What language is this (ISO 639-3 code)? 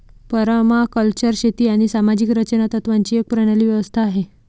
mar